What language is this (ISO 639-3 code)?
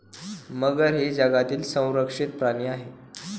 mar